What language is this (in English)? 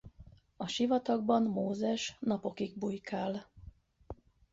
Hungarian